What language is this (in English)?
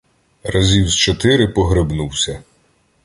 Ukrainian